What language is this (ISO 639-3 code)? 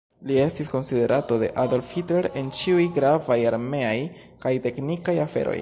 epo